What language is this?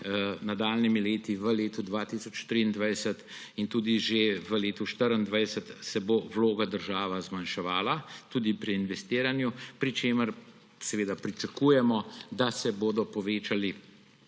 Slovenian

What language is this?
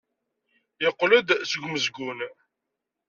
Kabyle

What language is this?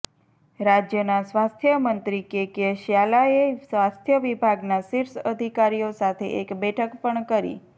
Gujarati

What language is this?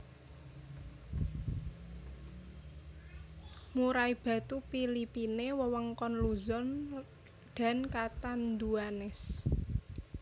Javanese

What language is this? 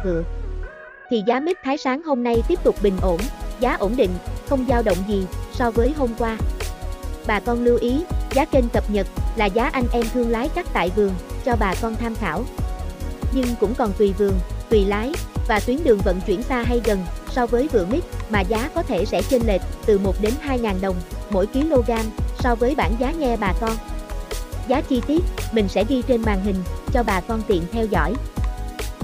Vietnamese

